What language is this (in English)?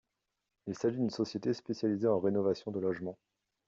French